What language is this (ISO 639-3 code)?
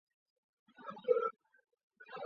zho